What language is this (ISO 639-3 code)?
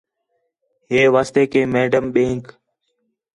xhe